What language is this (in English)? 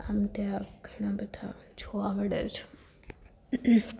Gujarati